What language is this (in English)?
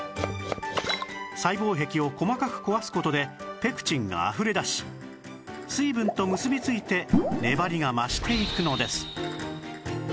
Japanese